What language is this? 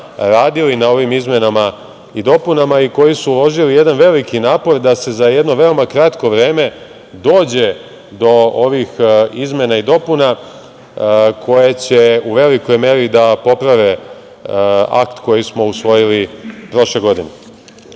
Serbian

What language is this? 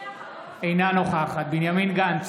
Hebrew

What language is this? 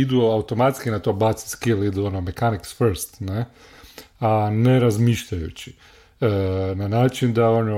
Croatian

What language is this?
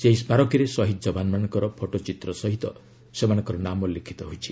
Odia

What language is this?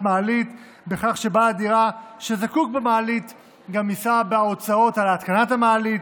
Hebrew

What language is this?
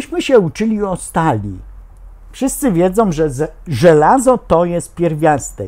Polish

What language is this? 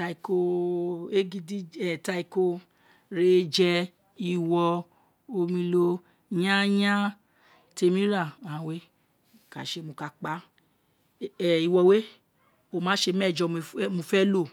Isekiri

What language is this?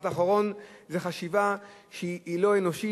Hebrew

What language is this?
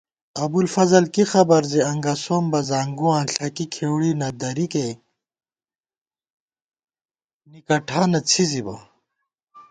Gawar-Bati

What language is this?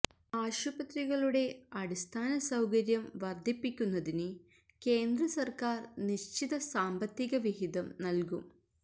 Malayalam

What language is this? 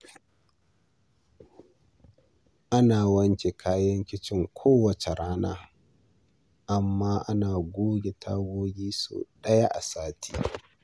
Hausa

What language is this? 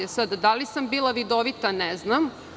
Serbian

